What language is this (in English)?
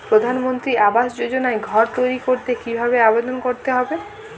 Bangla